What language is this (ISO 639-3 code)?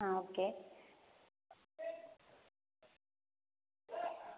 mal